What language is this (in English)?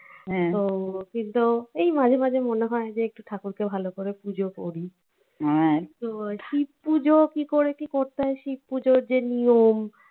Bangla